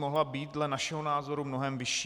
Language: Czech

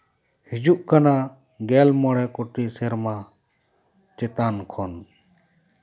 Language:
Santali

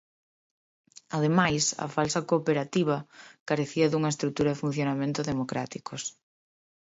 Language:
Galician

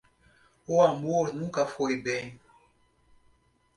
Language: Portuguese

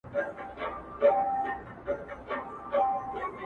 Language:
Pashto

